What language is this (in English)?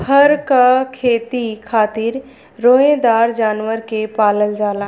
Bhojpuri